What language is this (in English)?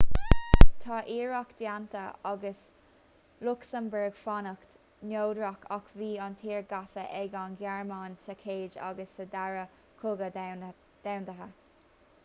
Irish